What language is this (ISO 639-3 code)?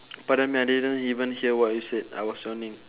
eng